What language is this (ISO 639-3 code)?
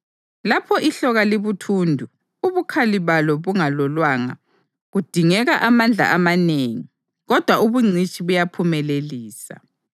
nde